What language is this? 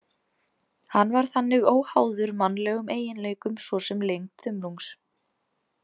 Icelandic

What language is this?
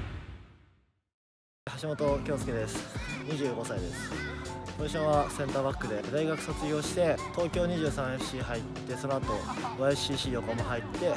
Japanese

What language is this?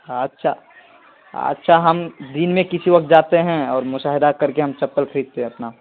Urdu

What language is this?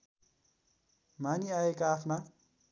Nepali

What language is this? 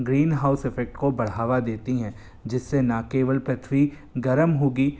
Hindi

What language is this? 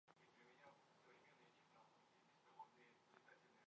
Mari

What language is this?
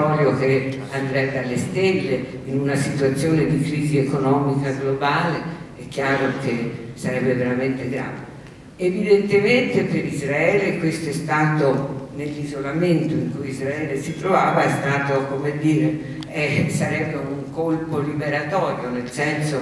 Italian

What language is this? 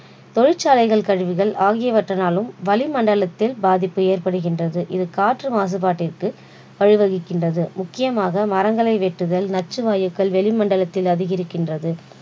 Tamil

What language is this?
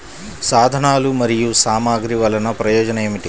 Telugu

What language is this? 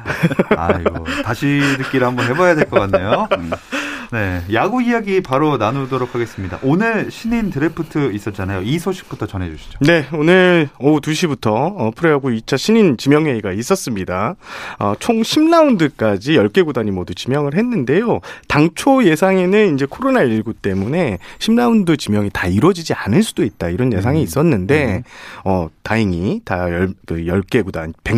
Korean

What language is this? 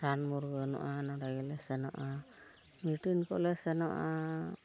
Santali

